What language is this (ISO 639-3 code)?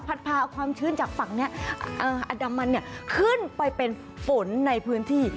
tha